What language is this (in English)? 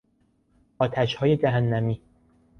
Persian